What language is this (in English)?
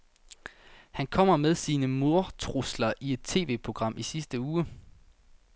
Danish